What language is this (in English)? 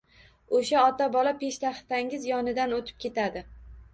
Uzbek